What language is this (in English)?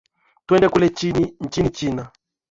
Swahili